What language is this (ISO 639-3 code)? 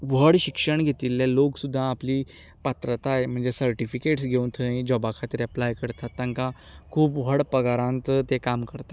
kok